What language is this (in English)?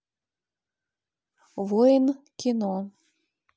Russian